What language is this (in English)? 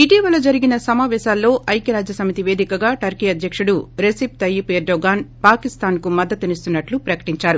Telugu